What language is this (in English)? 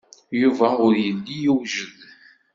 Kabyle